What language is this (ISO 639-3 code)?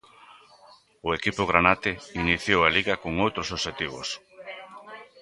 glg